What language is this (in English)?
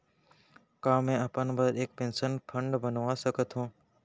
Chhattisgarhi